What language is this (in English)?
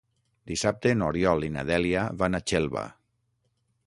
Catalan